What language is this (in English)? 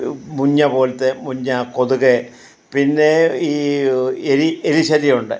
Malayalam